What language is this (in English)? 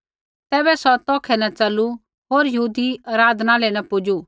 Kullu Pahari